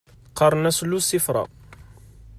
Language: Kabyle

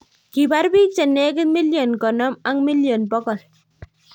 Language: Kalenjin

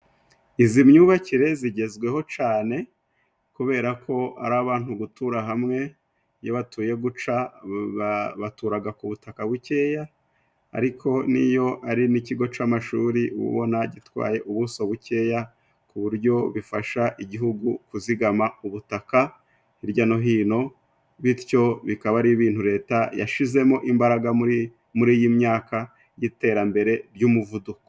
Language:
Kinyarwanda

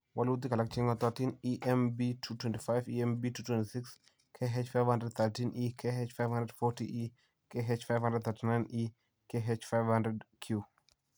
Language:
Kalenjin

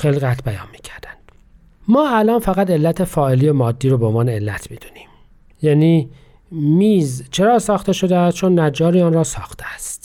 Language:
Persian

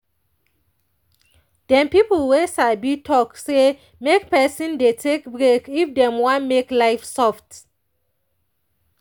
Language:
Nigerian Pidgin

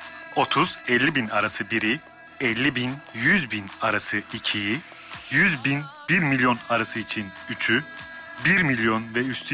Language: Turkish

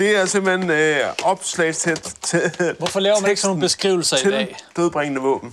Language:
Danish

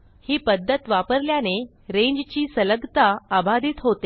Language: Marathi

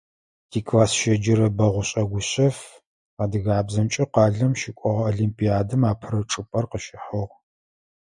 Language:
Adyghe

